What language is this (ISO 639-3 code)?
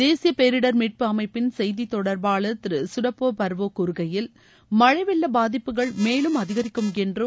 tam